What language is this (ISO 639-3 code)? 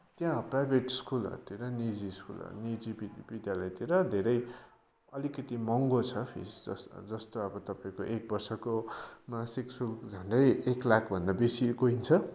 nep